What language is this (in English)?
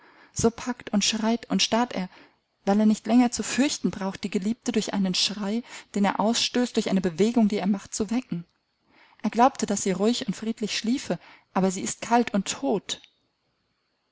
German